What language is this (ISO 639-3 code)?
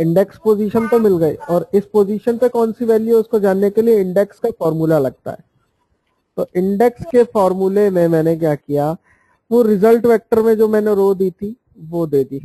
hin